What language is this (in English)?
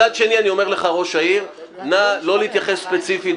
Hebrew